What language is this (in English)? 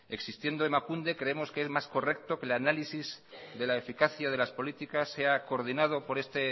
Spanish